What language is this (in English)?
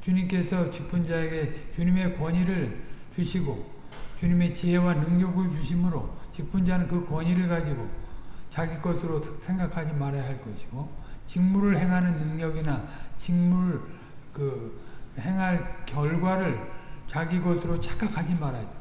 Korean